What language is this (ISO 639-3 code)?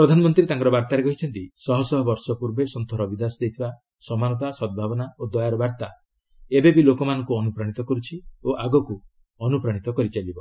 ori